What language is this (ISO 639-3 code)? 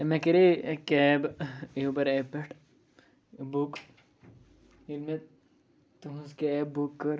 kas